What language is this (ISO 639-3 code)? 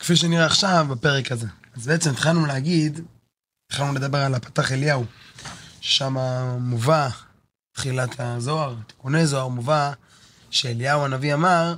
heb